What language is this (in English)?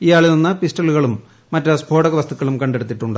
Malayalam